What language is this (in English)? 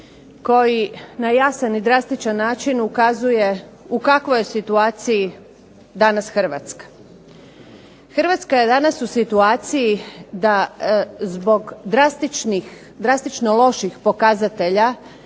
Croatian